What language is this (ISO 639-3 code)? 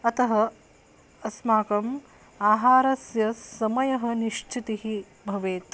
san